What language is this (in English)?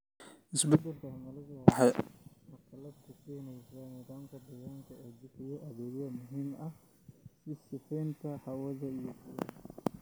Somali